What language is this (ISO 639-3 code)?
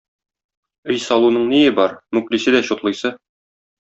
tat